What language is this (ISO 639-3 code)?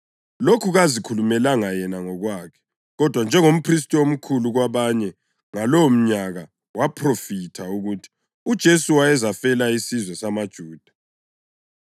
nde